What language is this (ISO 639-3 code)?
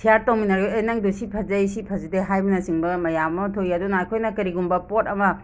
mni